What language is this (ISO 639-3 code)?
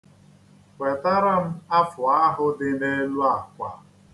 ibo